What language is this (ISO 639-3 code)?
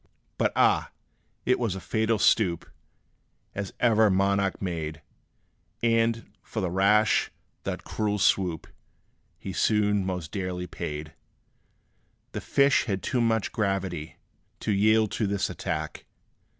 eng